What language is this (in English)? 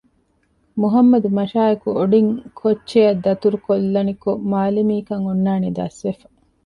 Divehi